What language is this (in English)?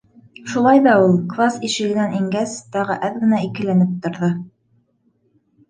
Bashkir